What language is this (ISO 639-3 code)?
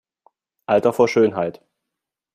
deu